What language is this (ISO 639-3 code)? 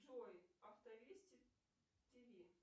rus